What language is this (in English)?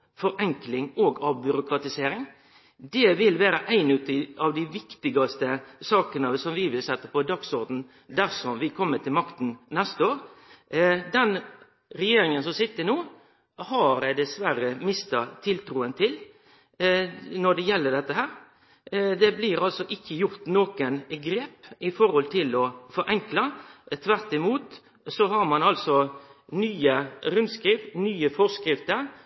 Norwegian Nynorsk